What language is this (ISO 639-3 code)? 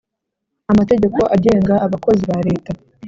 kin